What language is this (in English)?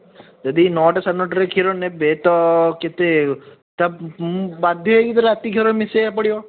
Odia